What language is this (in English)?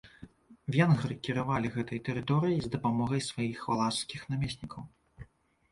Belarusian